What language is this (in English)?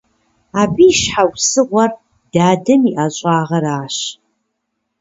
Kabardian